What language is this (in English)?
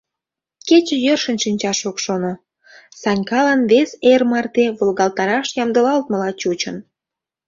Mari